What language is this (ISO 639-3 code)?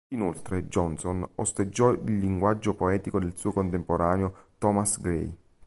ita